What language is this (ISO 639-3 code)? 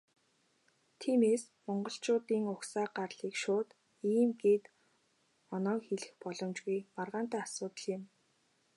mon